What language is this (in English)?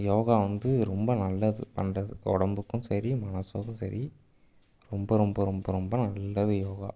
Tamil